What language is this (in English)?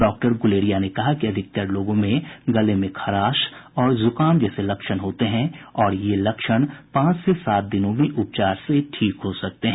Hindi